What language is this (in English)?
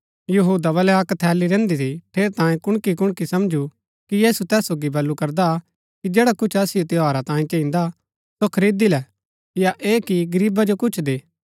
Gaddi